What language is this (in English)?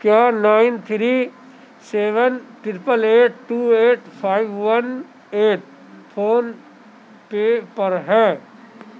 Urdu